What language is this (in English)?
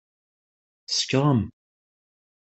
Kabyle